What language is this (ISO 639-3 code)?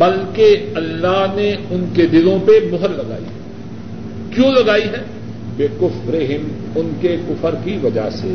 urd